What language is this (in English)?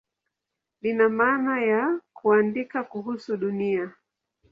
Swahili